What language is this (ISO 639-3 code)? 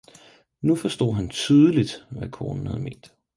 dan